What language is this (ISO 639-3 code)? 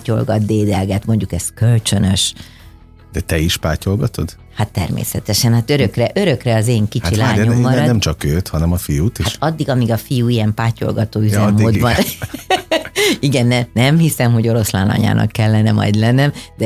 hun